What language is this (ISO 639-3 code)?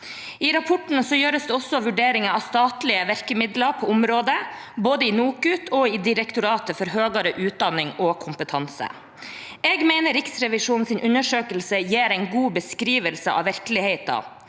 nor